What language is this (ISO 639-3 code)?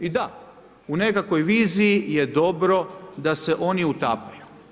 hrv